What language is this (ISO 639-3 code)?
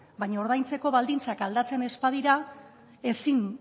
eus